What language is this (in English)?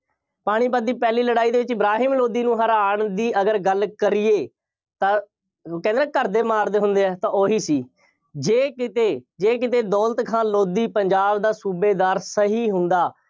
Punjabi